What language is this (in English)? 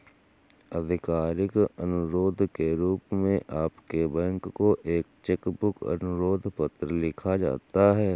Hindi